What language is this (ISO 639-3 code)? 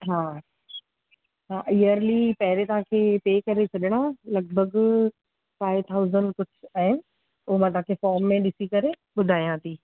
snd